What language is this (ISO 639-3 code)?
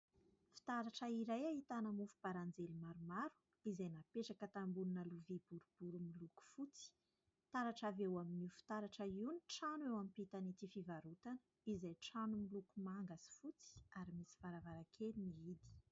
mlg